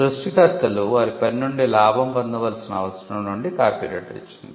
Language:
Telugu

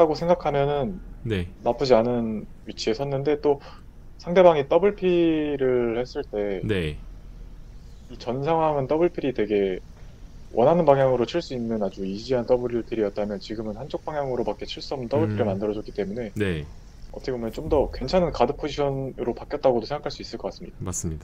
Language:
Korean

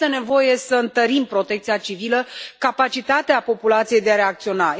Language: Romanian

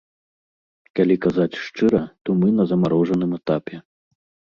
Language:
Belarusian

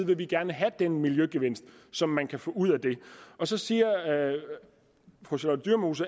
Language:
Danish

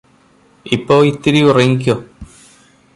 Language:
Malayalam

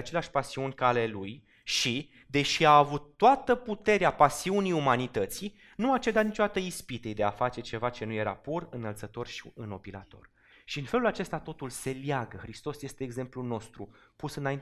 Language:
Romanian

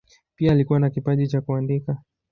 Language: Swahili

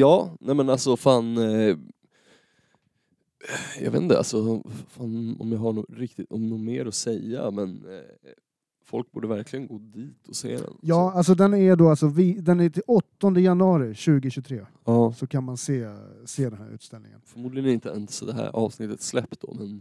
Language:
Swedish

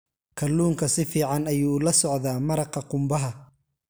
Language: Somali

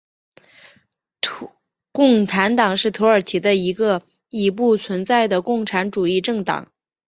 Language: Chinese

